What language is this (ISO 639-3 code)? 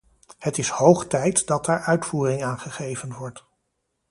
nld